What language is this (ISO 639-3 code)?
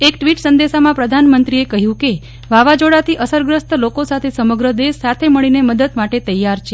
guj